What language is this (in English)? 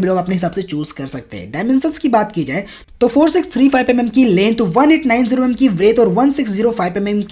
Hindi